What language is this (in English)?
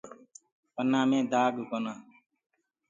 Gurgula